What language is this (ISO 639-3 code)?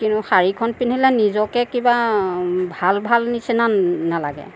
asm